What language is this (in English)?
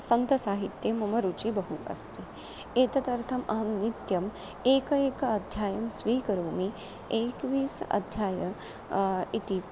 Sanskrit